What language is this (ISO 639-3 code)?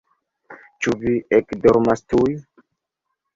epo